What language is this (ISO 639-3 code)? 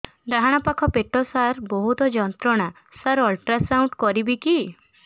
ori